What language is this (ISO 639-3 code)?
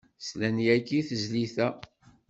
kab